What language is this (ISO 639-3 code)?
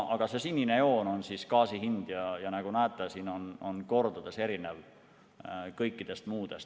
est